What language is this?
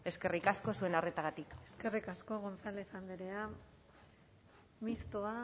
Basque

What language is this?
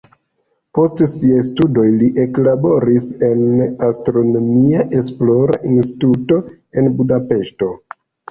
Esperanto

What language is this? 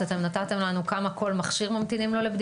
Hebrew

